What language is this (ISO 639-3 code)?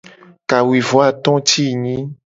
gej